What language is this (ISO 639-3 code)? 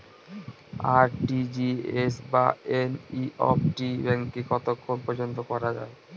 ben